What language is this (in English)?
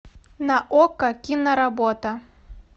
Russian